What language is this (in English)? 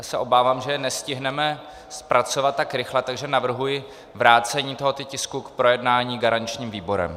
Czech